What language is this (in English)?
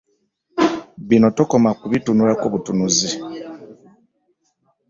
Ganda